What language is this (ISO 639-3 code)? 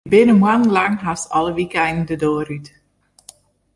fry